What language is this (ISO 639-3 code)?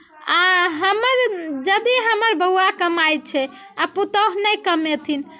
mai